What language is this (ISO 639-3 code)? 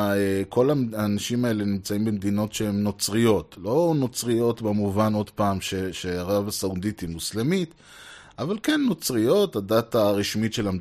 heb